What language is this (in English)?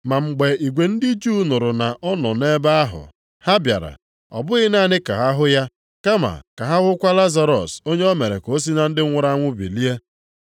Igbo